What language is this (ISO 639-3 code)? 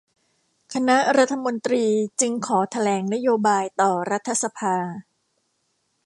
tha